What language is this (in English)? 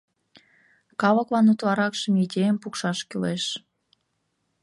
Mari